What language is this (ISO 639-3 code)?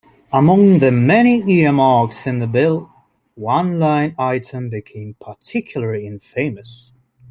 eng